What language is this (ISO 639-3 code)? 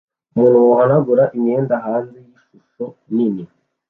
kin